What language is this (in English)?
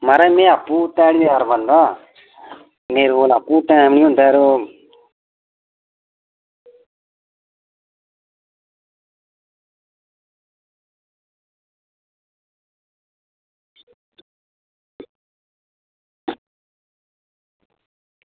Dogri